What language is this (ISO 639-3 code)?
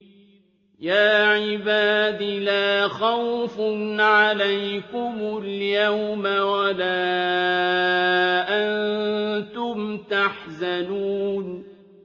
ara